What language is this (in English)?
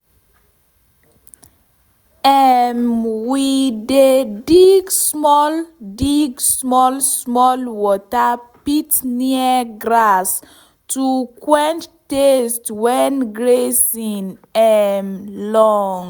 Nigerian Pidgin